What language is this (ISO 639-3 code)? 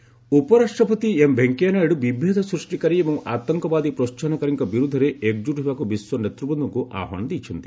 ori